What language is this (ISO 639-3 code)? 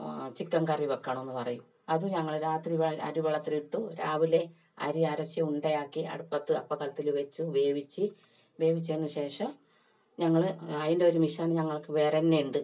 mal